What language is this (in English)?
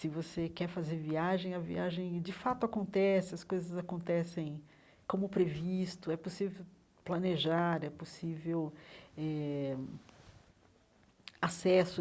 Portuguese